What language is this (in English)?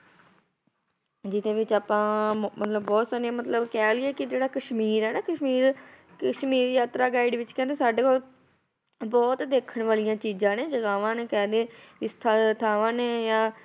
Punjabi